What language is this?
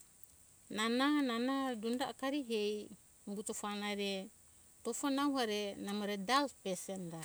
Hunjara-Kaina Ke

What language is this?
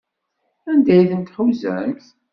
Kabyle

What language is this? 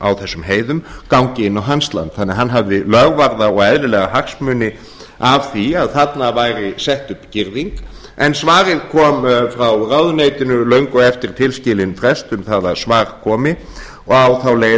Icelandic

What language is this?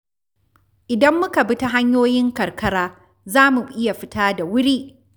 Hausa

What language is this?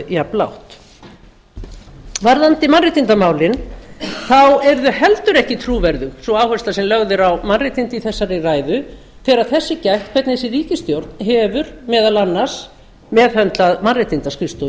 Icelandic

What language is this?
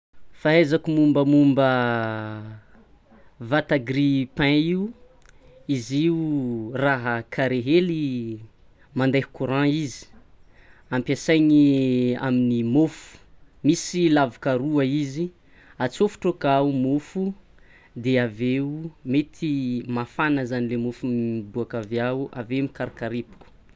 Tsimihety Malagasy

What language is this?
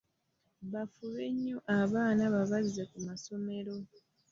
Ganda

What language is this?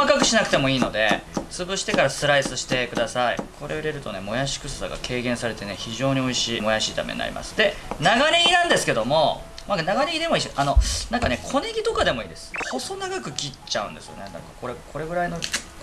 Japanese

